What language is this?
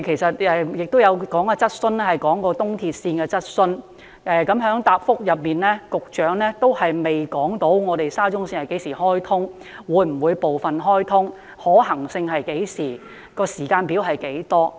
Cantonese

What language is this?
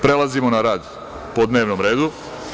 Serbian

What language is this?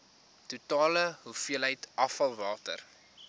Afrikaans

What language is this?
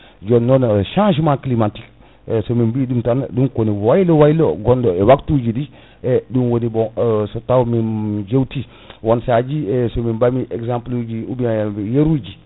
Fula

